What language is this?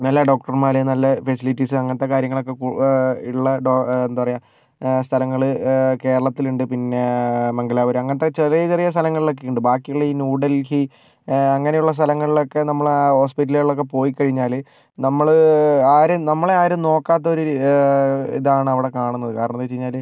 Malayalam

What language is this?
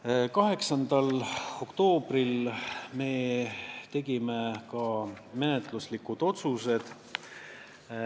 Estonian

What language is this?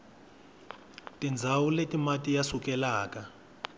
Tsonga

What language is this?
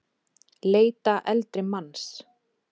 Icelandic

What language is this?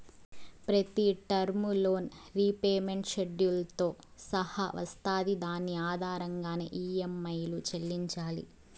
Telugu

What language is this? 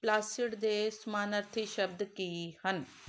Punjabi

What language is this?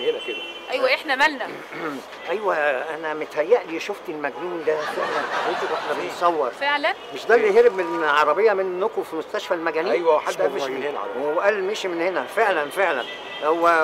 Arabic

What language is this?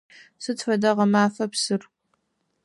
Adyghe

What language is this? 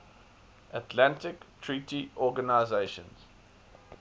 English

